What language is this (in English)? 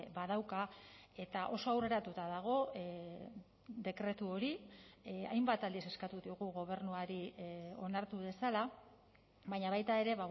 Basque